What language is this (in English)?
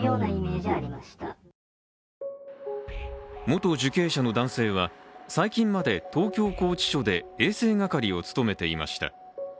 Japanese